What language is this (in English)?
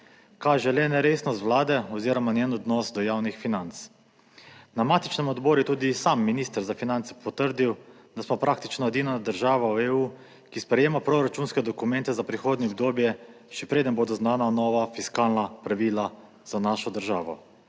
Slovenian